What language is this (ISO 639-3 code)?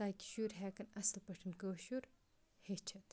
kas